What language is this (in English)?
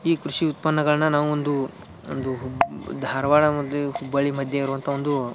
Kannada